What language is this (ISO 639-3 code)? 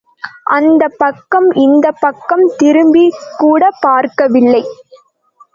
tam